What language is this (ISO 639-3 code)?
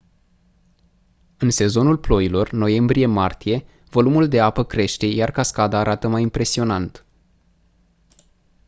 ron